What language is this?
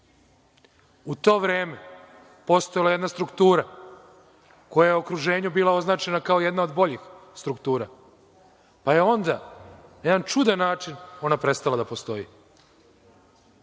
Serbian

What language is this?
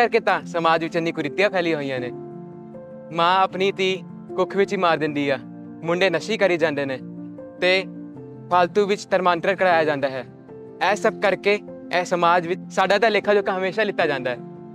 Punjabi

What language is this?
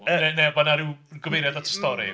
Welsh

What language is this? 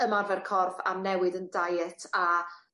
Welsh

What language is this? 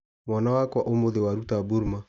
Kikuyu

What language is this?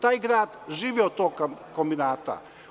Serbian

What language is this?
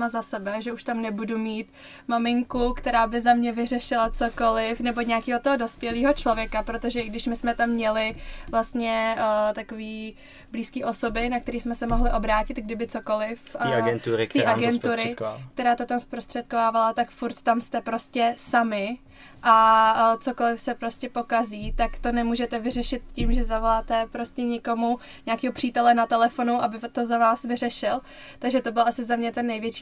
Czech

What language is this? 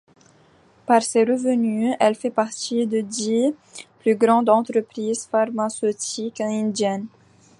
French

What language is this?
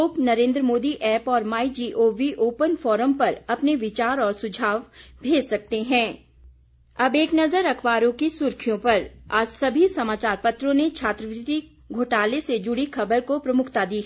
Hindi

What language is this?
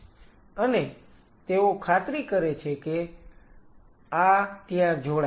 Gujarati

